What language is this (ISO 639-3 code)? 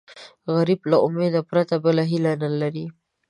pus